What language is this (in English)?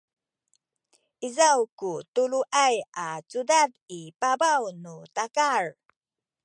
Sakizaya